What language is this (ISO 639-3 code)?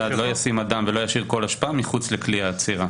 heb